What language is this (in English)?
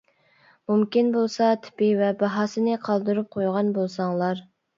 Uyghur